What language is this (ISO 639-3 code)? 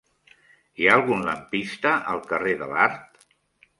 cat